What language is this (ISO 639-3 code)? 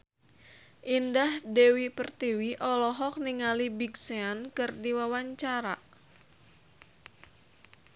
sun